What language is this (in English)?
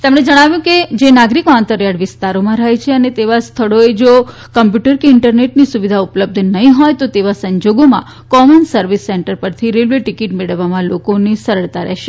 Gujarati